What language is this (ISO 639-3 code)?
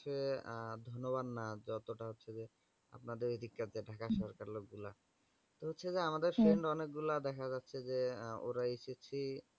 ben